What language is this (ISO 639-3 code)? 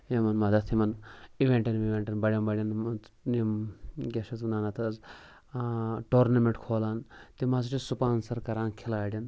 kas